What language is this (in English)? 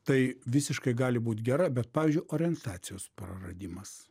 Lithuanian